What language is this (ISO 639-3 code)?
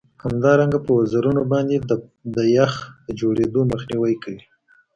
pus